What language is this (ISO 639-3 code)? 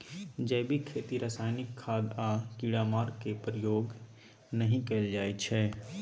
mai